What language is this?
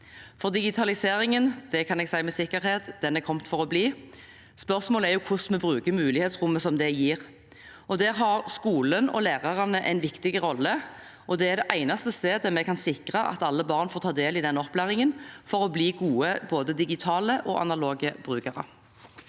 Norwegian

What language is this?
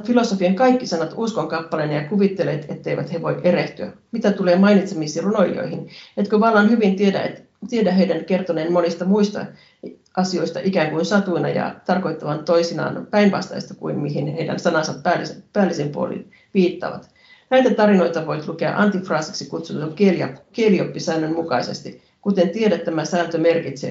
Finnish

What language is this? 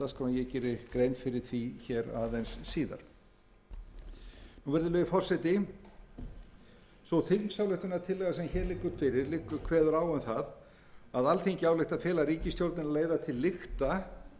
Icelandic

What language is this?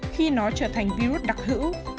Vietnamese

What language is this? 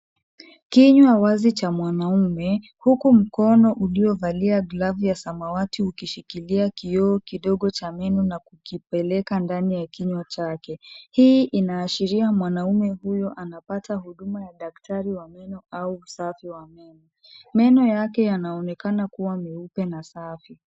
Swahili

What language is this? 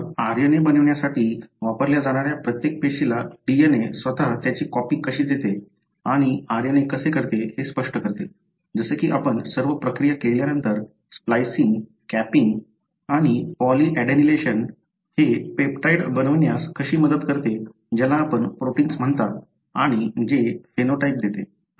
Marathi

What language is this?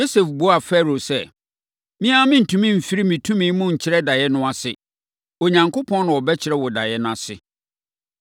Akan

